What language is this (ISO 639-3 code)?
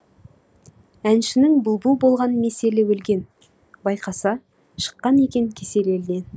kaz